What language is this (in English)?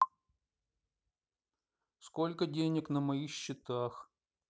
Russian